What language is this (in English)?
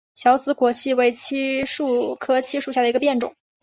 Chinese